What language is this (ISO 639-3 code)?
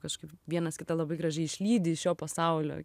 lit